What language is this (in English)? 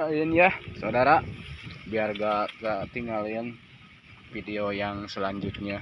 Indonesian